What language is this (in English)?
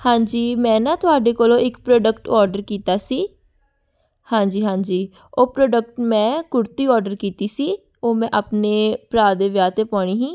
Punjabi